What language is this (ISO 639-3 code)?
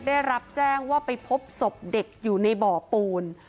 tha